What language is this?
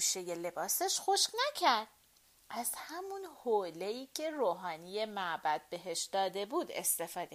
Persian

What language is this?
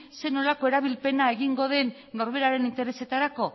Basque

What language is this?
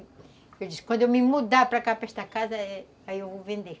Portuguese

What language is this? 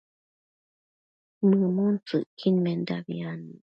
Matsés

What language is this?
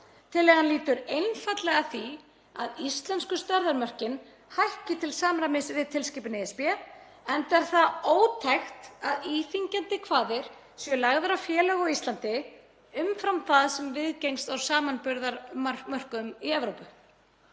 Icelandic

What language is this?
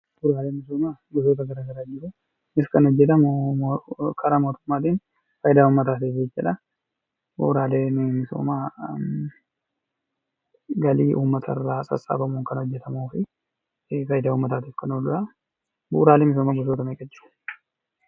Oromo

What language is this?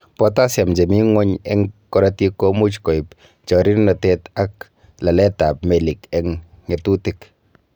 Kalenjin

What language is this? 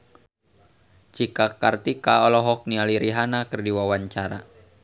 Sundanese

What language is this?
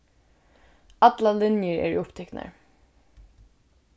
Faroese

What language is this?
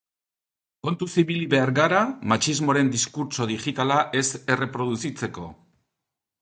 Basque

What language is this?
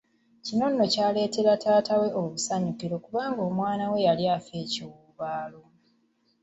Ganda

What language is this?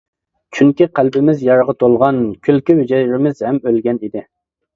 Uyghur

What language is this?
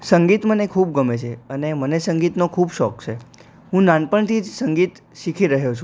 Gujarati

